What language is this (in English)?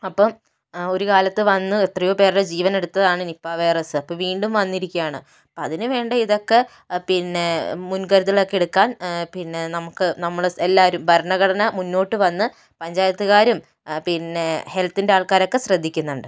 Malayalam